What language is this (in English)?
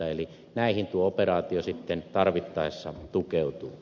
Finnish